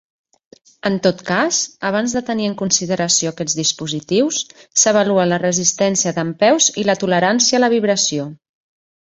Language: Catalan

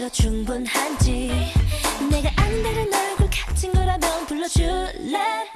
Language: Korean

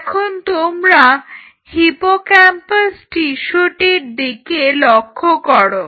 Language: Bangla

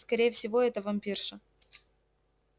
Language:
Russian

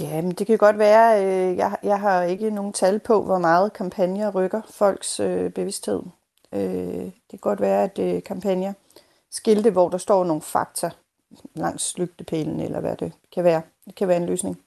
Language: Danish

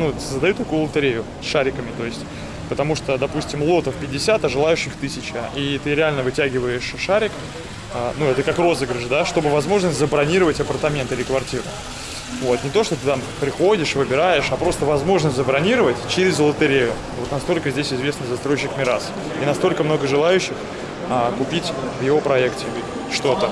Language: Russian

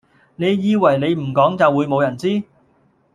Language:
Cantonese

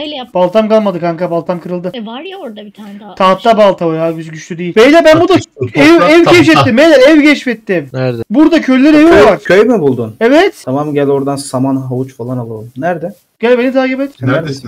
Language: Turkish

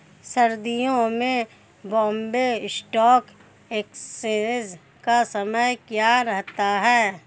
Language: Hindi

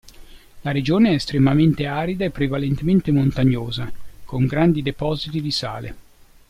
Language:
Italian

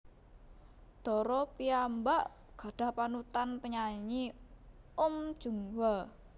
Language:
Javanese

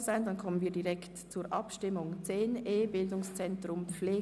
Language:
Swiss German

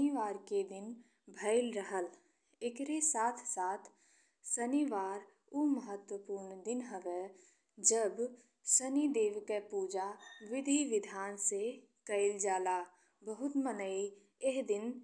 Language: Bhojpuri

